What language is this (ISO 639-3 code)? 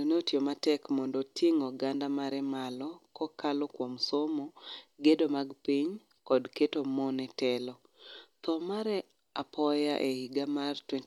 luo